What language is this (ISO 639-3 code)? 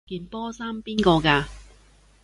yue